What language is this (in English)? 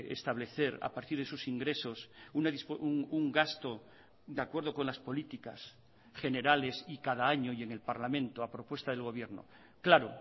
Spanish